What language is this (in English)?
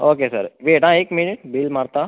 Konkani